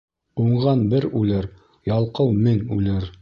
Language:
Bashkir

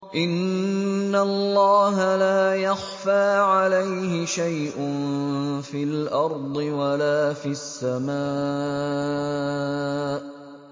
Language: Arabic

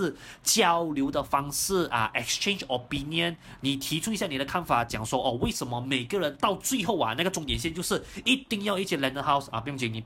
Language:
Chinese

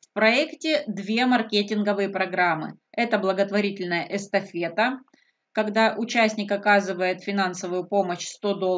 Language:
Russian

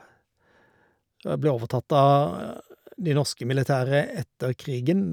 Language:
Norwegian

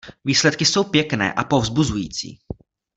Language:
Czech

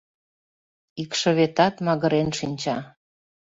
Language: Mari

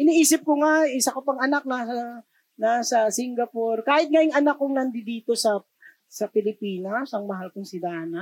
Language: Filipino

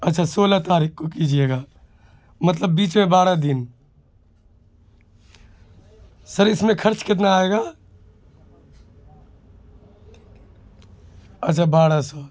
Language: Urdu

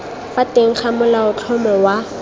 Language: Tswana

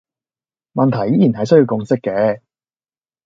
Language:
Cantonese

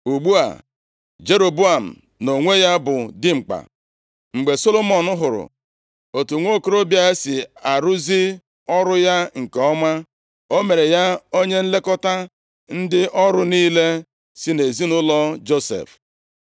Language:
Igbo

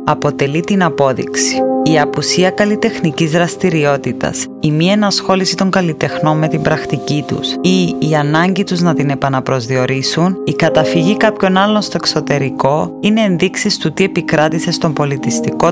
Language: Greek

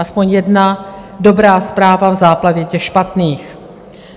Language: Czech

